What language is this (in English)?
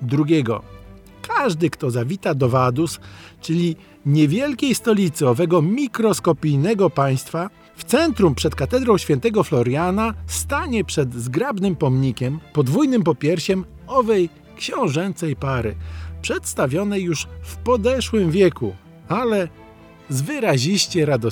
Polish